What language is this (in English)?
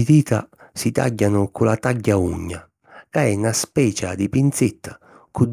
Sicilian